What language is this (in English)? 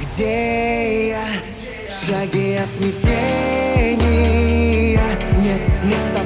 Russian